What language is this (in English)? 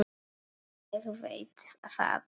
Icelandic